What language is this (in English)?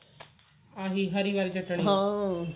Punjabi